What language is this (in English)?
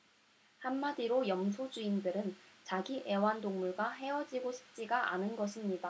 Korean